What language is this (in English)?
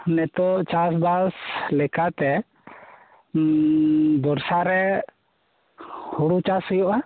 Santali